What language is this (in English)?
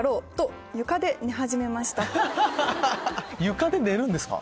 Japanese